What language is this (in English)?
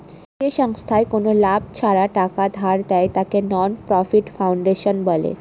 Bangla